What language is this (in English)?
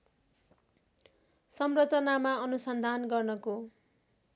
Nepali